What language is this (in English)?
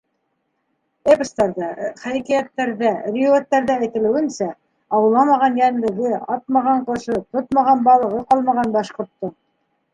Bashkir